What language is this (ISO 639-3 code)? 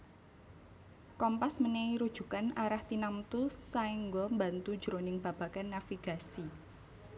jav